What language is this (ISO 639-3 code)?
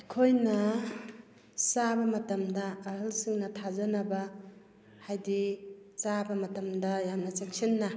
mni